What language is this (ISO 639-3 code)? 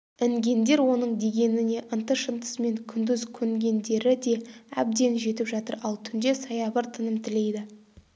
kaz